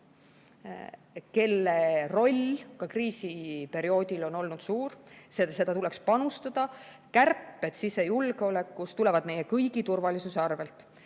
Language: Estonian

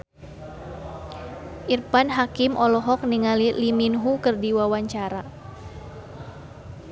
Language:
Sundanese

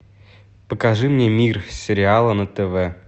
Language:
Russian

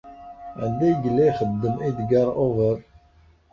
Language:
Kabyle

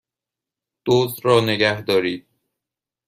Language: Persian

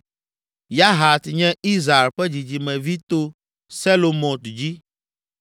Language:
Ewe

